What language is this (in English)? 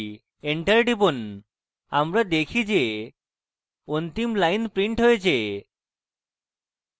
Bangla